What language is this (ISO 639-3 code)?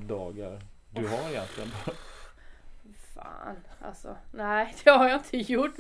swe